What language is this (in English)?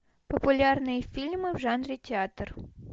Russian